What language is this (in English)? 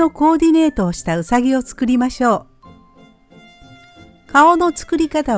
Japanese